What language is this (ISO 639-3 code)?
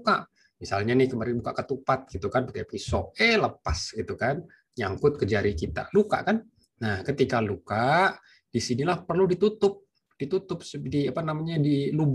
ind